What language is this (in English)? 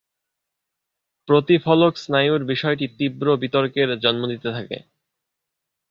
Bangla